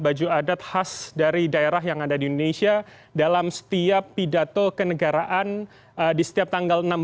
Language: Indonesian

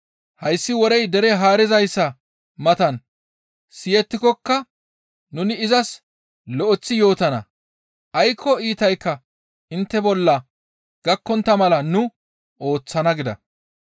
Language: Gamo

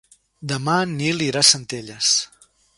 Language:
Catalan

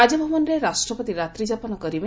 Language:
Odia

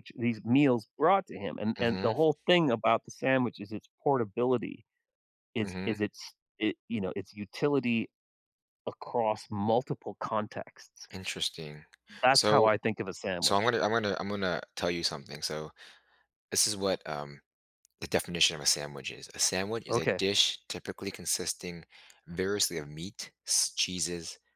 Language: English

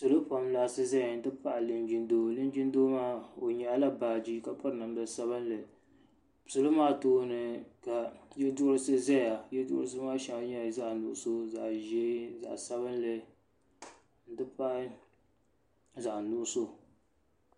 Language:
Dagbani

